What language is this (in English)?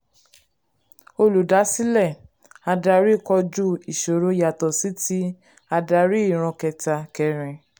Yoruba